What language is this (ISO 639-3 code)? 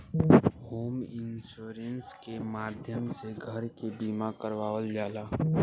bho